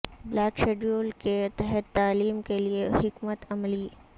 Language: Urdu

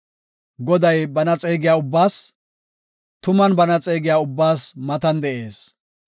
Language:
Gofa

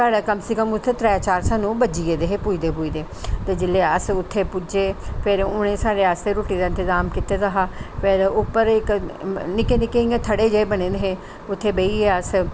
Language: Dogri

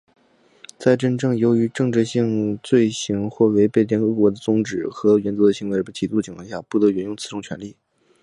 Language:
Chinese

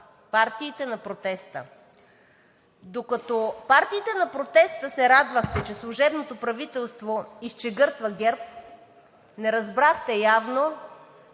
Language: Bulgarian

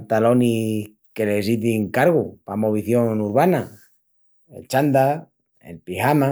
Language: Extremaduran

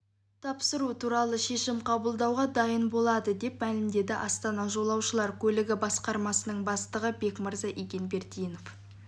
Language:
Kazakh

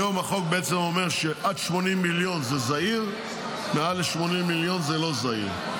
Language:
Hebrew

